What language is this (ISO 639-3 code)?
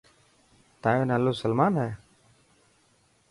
mki